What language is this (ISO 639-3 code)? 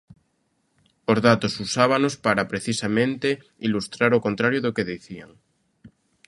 glg